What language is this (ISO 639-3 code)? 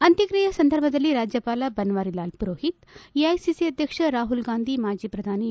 kan